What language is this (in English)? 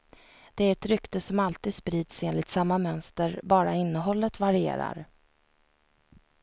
Swedish